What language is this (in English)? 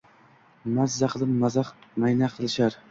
Uzbek